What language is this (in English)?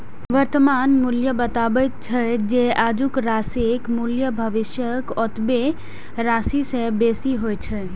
Maithili